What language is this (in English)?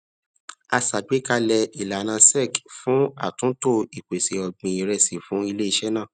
Yoruba